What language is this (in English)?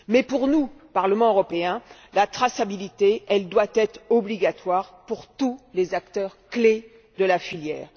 French